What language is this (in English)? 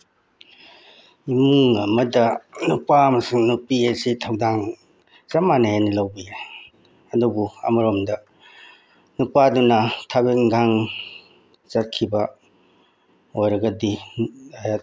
Manipuri